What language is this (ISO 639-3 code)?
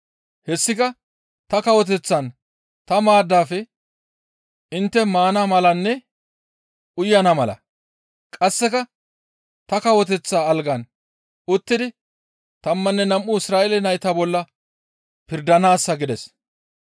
gmv